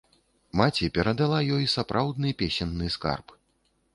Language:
Belarusian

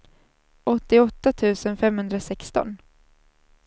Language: Swedish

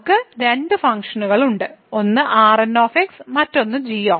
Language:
Malayalam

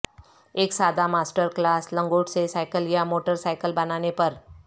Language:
Urdu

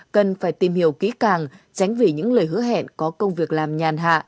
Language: Vietnamese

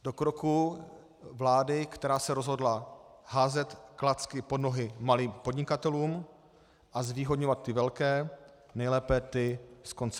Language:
Czech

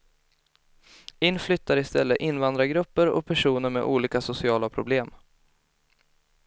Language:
Swedish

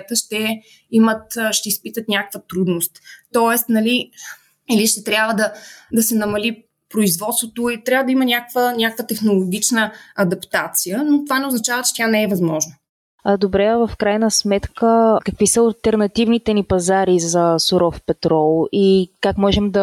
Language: Bulgarian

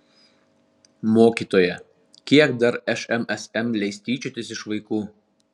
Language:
Lithuanian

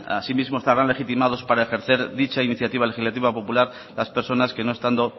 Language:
Spanish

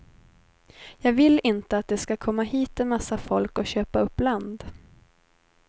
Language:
Swedish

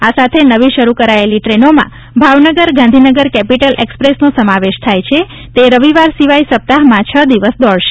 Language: Gujarati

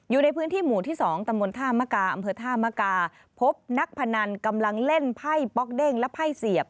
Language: Thai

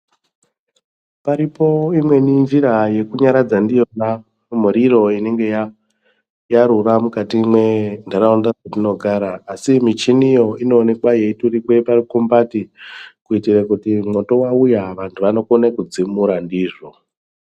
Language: Ndau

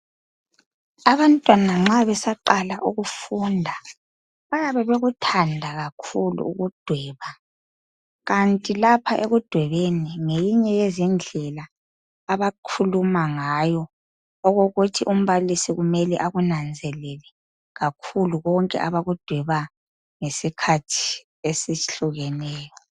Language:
North Ndebele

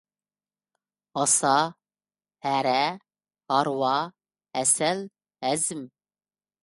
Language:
Uyghur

